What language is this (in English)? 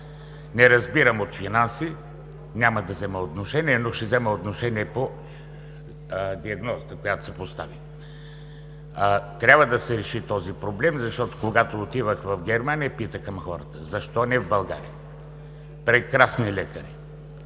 Bulgarian